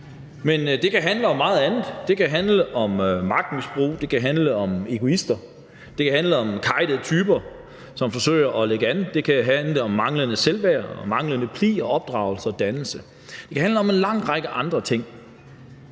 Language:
Danish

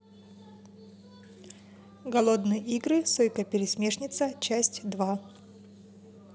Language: Russian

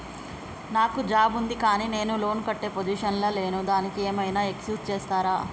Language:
Telugu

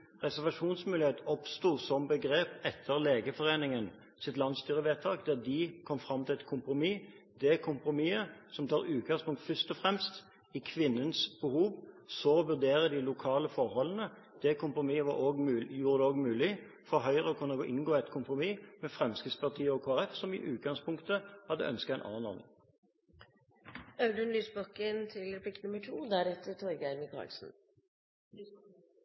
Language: Norwegian Bokmål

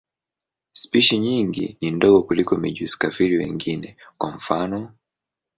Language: Swahili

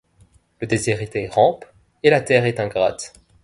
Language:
French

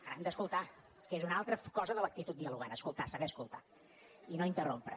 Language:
Catalan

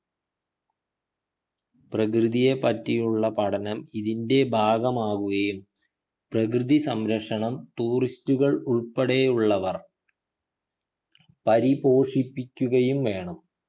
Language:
Malayalam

